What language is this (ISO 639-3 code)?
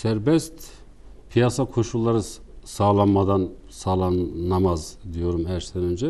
tur